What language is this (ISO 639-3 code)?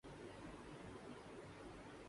urd